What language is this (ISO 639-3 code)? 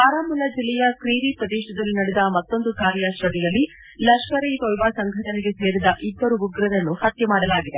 kan